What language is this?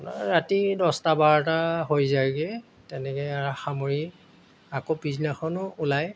Assamese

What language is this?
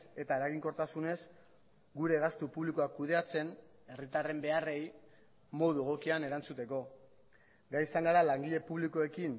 Basque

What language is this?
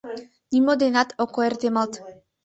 Mari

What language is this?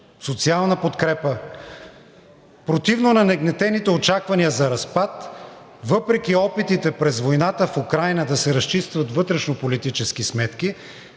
Bulgarian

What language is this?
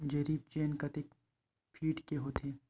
Chhattisgarhi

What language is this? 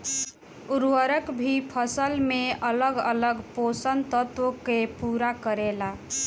Bhojpuri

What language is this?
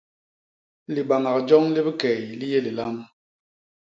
Basaa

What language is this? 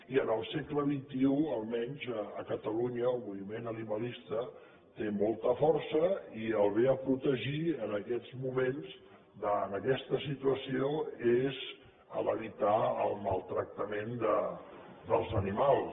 Catalan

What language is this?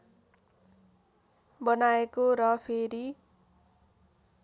Nepali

